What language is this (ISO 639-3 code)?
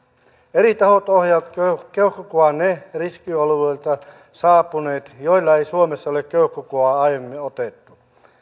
fin